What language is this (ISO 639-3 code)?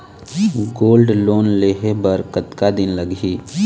hne